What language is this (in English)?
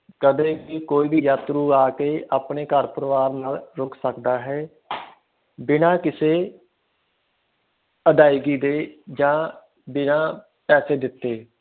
Punjabi